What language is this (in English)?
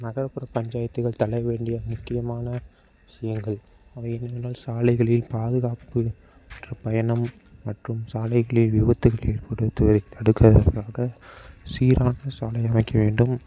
Tamil